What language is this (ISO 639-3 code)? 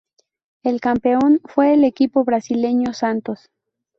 spa